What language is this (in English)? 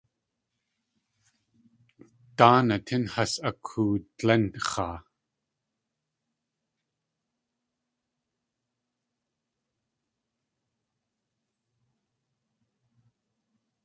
Tlingit